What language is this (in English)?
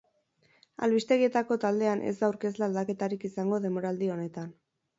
Basque